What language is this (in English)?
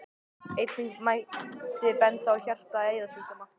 Icelandic